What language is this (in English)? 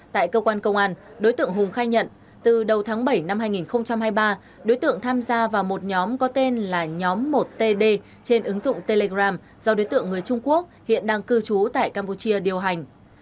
Vietnamese